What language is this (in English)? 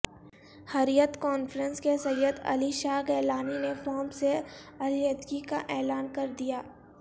Urdu